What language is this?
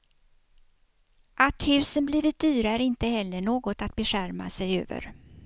Swedish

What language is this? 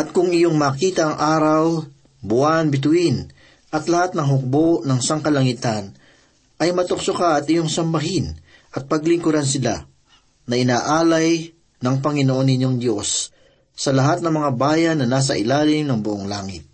Filipino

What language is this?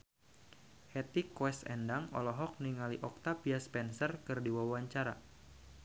Sundanese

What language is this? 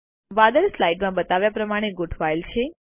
Gujarati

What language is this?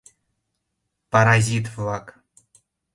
Mari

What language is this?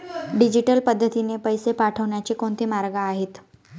Marathi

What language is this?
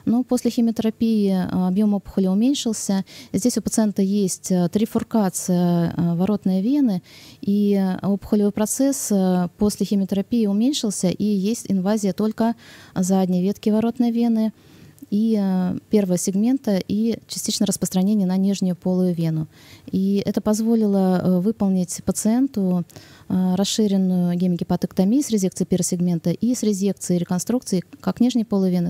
Russian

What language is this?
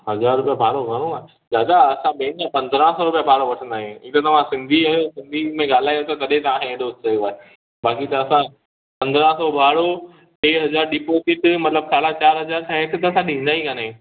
Sindhi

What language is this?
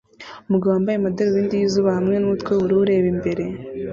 Kinyarwanda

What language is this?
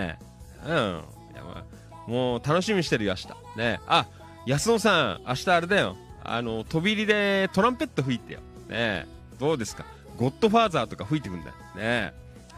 Japanese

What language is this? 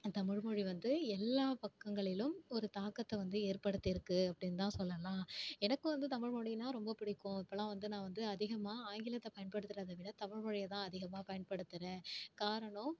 Tamil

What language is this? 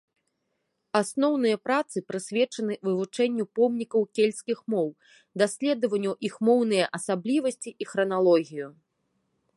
Belarusian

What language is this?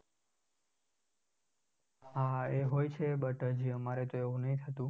Gujarati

